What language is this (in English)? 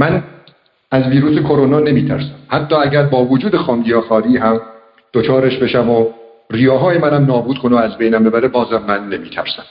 Persian